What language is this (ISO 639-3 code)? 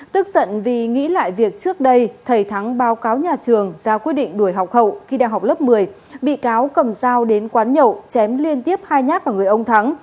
vie